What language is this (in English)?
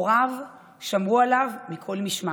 Hebrew